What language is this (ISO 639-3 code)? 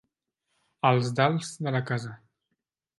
cat